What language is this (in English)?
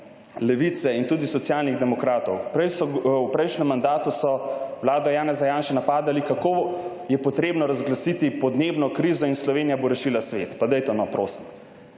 Slovenian